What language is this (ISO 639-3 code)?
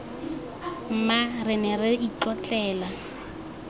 tsn